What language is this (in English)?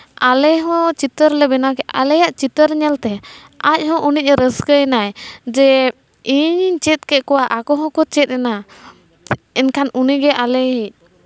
Santali